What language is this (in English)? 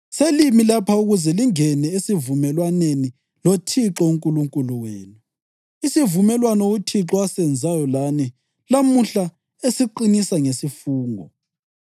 North Ndebele